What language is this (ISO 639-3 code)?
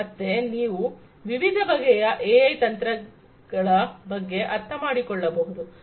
kan